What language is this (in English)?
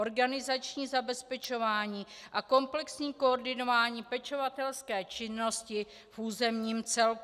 Czech